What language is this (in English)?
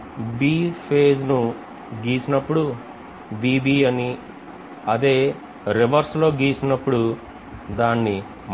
Telugu